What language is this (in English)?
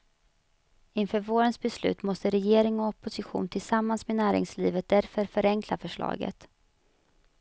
Swedish